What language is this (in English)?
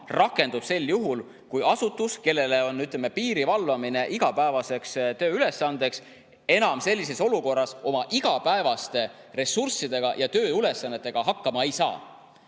Estonian